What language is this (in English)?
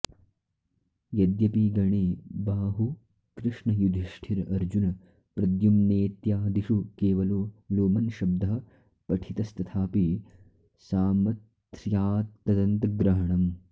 Sanskrit